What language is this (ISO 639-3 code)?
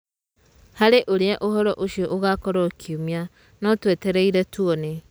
kik